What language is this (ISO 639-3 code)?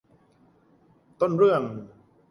tha